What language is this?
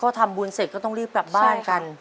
Thai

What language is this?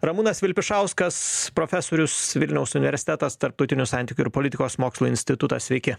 Lithuanian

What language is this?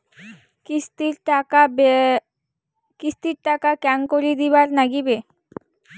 Bangla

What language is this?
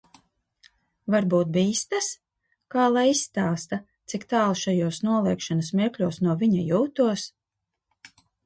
Latvian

